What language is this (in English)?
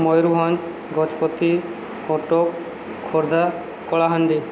Odia